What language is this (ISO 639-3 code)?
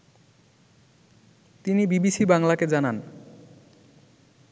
ben